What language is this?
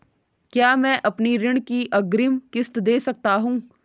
Hindi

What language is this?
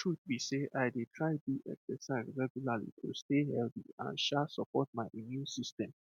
Nigerian Pidgin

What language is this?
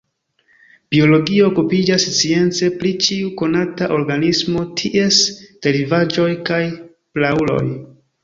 Esperanto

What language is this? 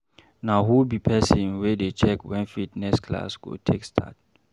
Nigerian Pidgin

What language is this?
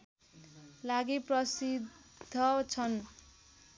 Nepali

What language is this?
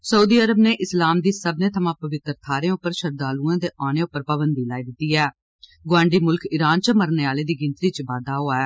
Dogri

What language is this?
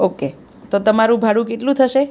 Gujarati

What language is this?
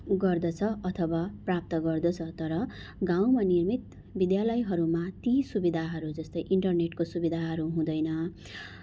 Nepali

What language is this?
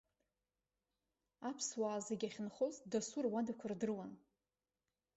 Abkhazian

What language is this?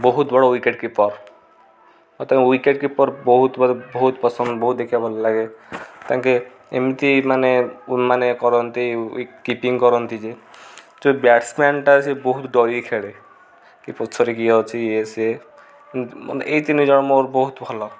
Odia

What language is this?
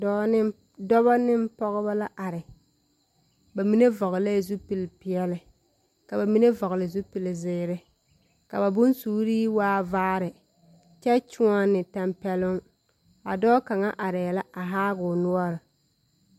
Southern Dagaare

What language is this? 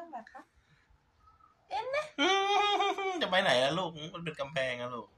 Thai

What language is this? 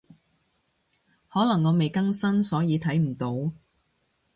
Cantonese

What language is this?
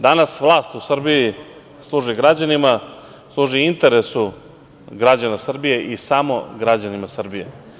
Serbian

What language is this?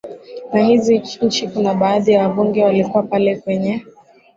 Swahili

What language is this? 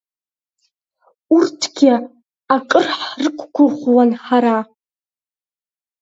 Abkhazian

